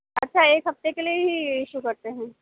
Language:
Urdu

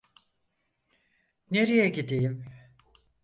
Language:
Turkish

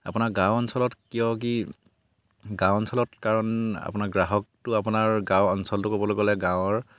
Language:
Assamese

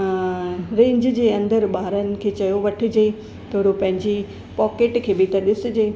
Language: Sindhi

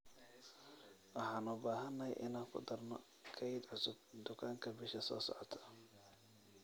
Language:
Somali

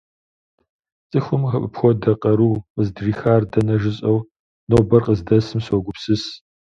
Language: Kabardian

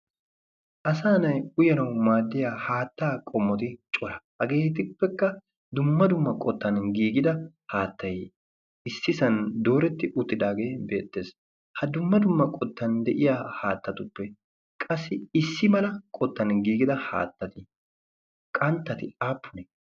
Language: Wolaytta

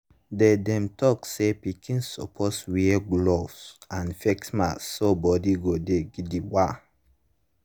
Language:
Nigerian Pidgin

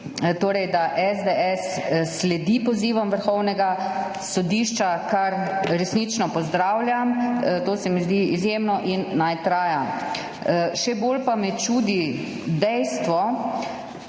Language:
Slovenian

